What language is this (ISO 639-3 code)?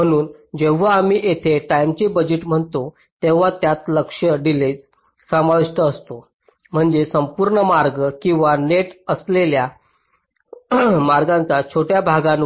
mar